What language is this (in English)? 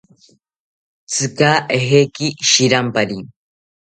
South Ucayali Ashéninka